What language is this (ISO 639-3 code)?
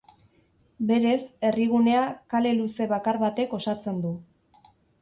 eus